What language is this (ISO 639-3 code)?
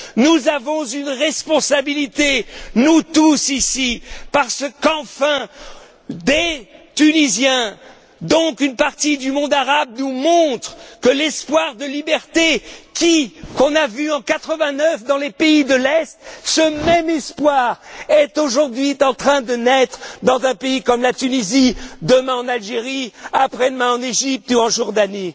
fra